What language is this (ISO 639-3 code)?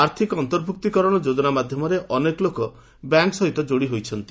ori